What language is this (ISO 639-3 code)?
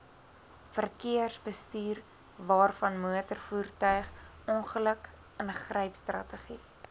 afr